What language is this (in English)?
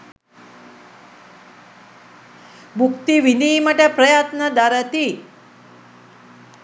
Sinhala